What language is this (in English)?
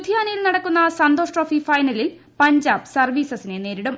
Malayalam